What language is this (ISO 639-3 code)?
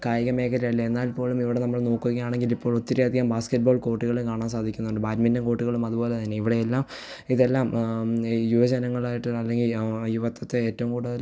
mal